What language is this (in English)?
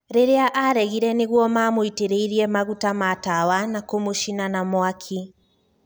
Kikuyu